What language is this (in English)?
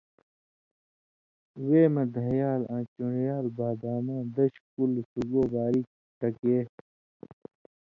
Indus Kohistani